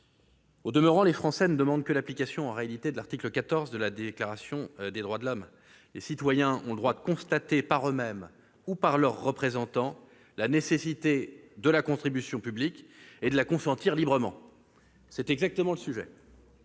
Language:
French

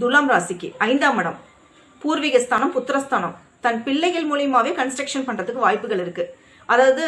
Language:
Tamil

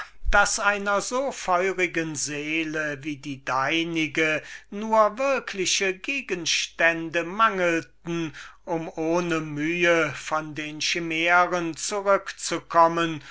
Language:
German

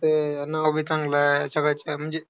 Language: Marathi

